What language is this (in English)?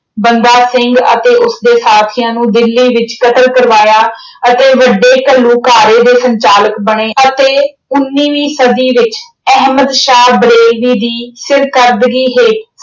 Punjabi